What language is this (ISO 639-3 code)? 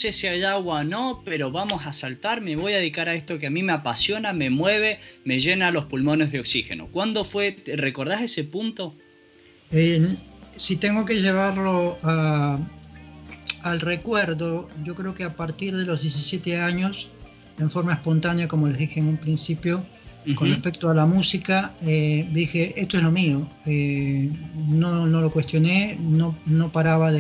spa